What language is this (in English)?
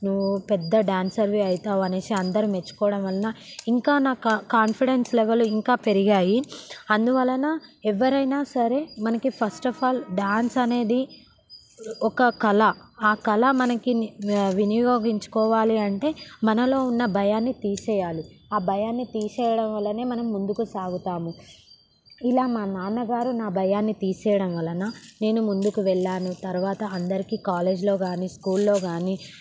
Telugu